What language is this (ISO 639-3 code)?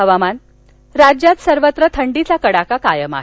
mar